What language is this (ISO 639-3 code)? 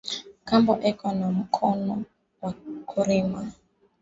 swa